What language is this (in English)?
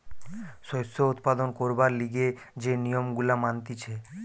Bangla